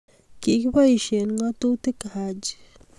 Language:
Kalenjin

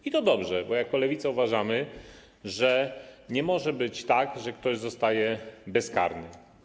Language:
Polish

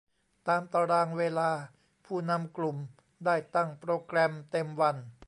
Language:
Thai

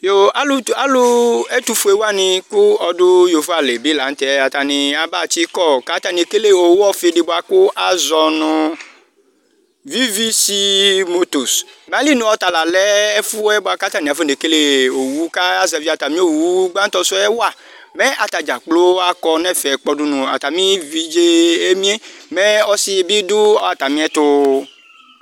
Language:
Ikposo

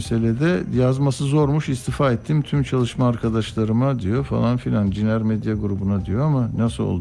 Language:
Turkish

